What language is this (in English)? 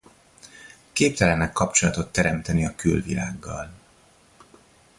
Hungarian